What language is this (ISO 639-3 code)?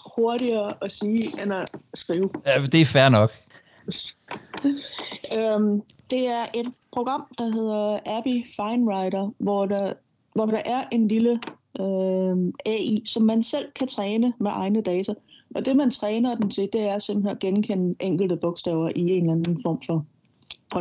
dan